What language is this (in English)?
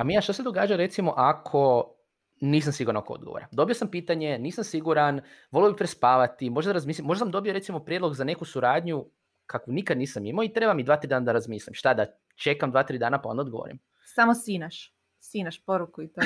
Croatian